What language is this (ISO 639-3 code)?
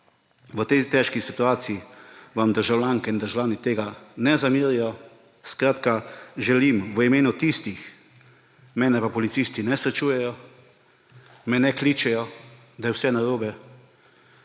slv